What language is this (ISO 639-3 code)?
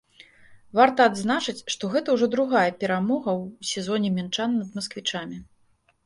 bel